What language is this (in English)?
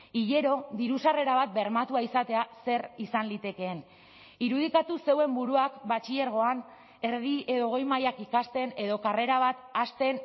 Basque